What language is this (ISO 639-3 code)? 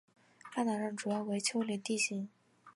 zho